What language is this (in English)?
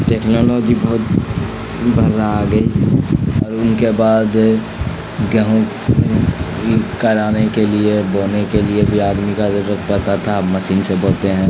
Urdu